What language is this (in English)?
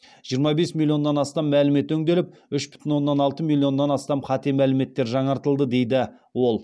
Kazakh